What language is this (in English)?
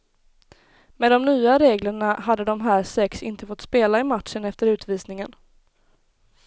Swedish